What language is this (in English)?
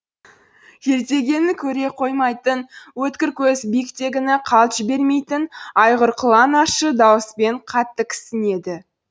Kazakh